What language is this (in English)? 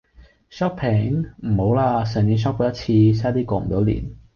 Cantonese